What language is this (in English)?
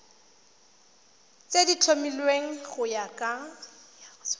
Tswana